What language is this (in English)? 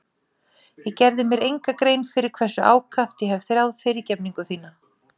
Icelandic